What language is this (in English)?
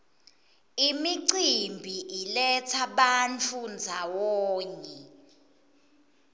Swati